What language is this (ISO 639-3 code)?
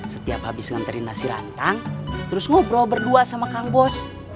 ind